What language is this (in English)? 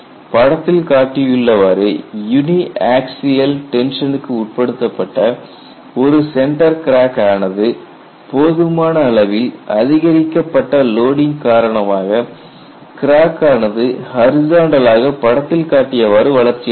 Tamil